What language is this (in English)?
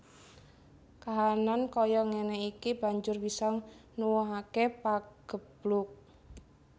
Javanese